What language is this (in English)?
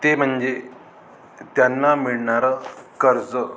Marathi